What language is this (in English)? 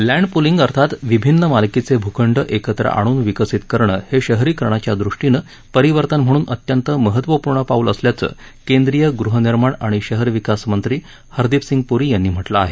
Marathi